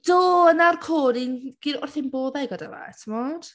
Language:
Welsh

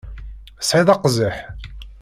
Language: Kabyle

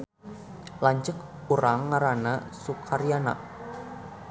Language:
Sundanese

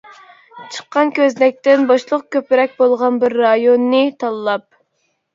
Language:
Uyghur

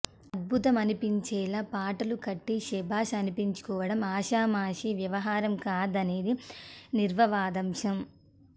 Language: Telugu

